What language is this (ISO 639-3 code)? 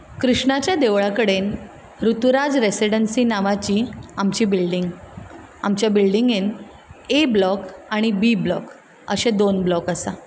kok